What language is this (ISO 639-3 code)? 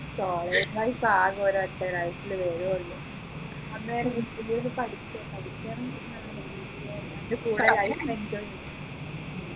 mal